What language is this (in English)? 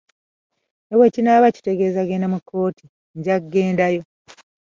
Ganda